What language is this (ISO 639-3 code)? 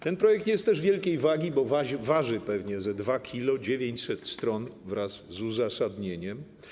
pol